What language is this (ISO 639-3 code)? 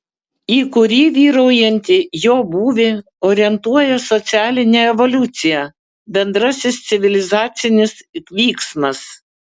lit